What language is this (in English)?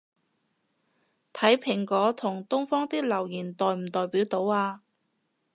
Cantonese